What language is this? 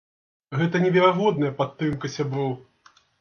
Belarusian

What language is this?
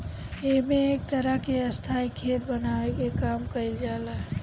Bhojpuri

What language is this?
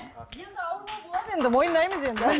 Kazakh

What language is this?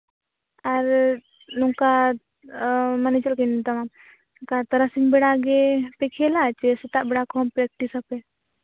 Santali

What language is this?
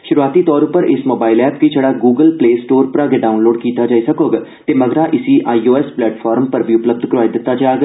Dogri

